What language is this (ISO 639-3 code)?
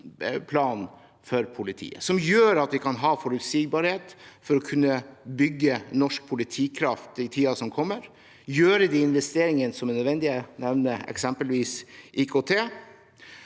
nor